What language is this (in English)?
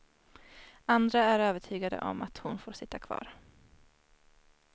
Swedish